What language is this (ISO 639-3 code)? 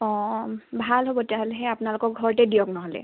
asm